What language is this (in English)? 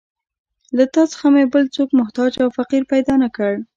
Pashto